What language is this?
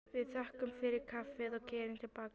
Icelandic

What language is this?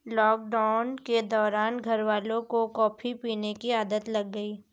Hindi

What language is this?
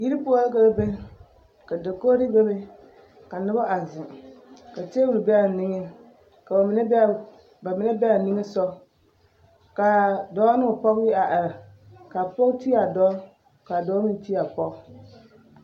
Southern Dagaare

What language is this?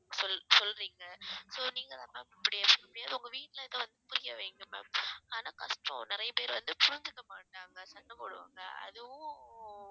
Tamil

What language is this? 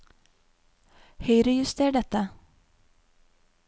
Norwegian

